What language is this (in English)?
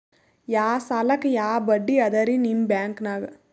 Kannada